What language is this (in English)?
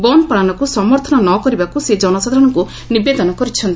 Odia